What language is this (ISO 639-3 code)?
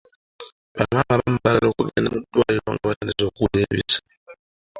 lug